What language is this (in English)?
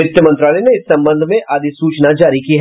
Hindi